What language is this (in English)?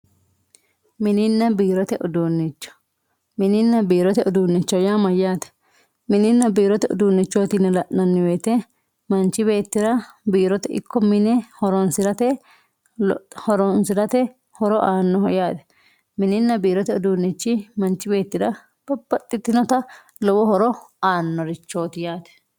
Sidamo